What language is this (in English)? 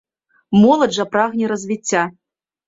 Belarusian